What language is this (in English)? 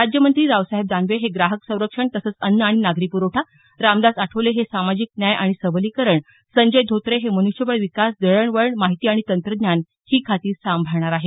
Marathi